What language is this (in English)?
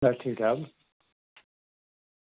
Dogri